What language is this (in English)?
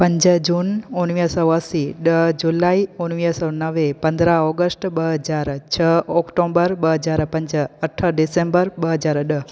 Sindhi